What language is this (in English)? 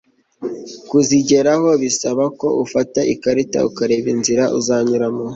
Kinyarwanda